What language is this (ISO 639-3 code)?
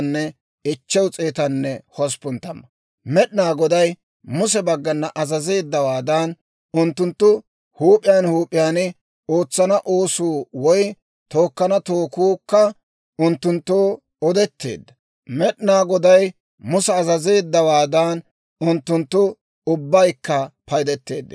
dwr